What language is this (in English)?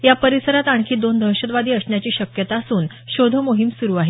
Marathi